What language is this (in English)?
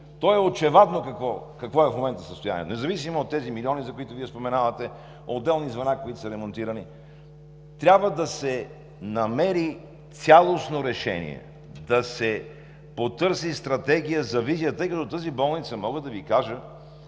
Bulgarian